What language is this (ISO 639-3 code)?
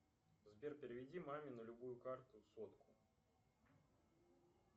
rus